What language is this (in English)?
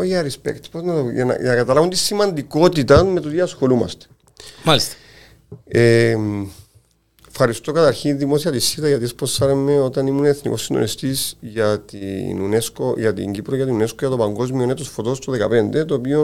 Greek